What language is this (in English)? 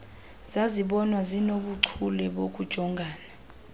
Xhosa